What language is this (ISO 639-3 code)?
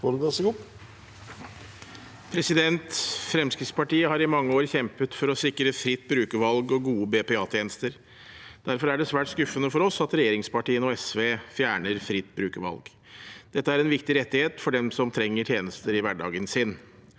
nor